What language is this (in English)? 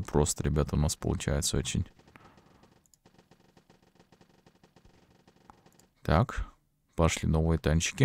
Russian